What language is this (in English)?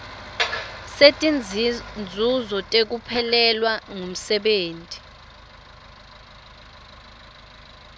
Swati